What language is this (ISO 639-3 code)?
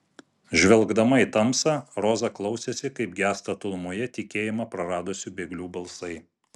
lit